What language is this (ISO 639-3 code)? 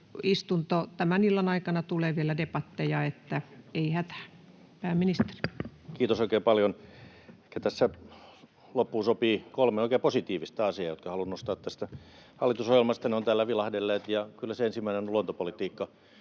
fin